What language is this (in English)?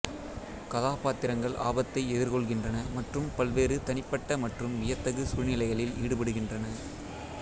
Tamil